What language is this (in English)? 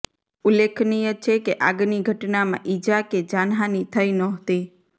Gujarati